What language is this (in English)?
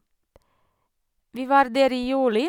Norwegian